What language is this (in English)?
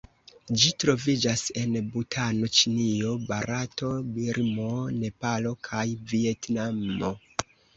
Esperanto